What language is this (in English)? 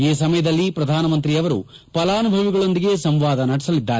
Kannada